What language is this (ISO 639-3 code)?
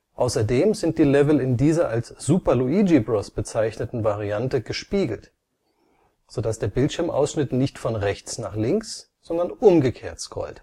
deu